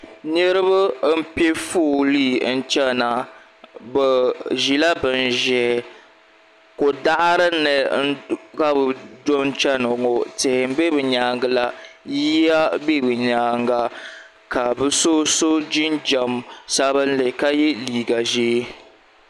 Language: Dagbani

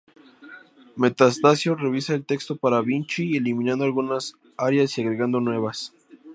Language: Spanish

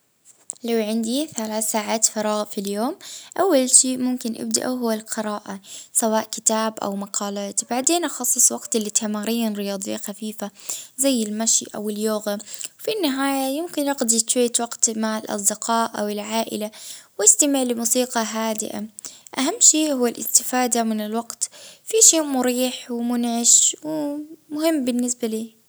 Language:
Libyan Arabic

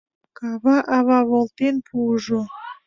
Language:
Mari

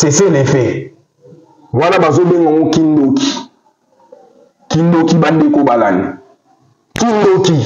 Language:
French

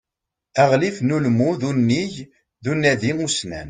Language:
Kabyle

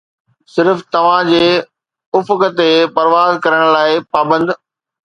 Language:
Sindhi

